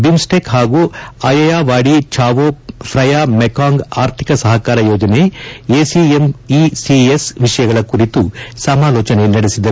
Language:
Kannada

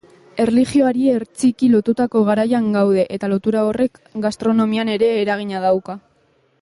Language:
Basque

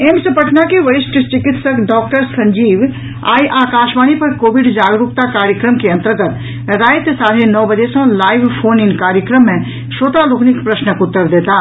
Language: Maithili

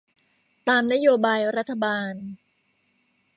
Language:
Thai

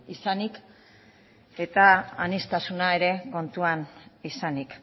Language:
Basque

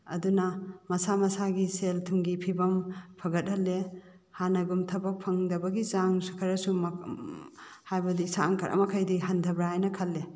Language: Manipuri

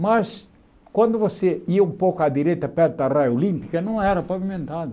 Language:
Portuguese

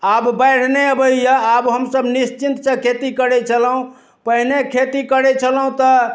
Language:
Maithili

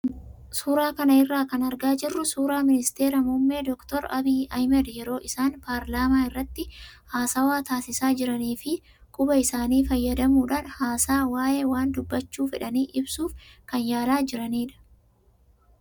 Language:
Oromo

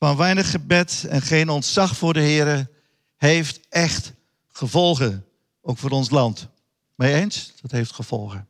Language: Dutch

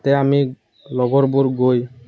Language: Assamese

